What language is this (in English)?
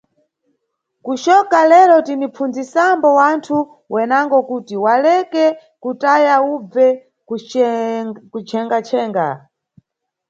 Nyungwe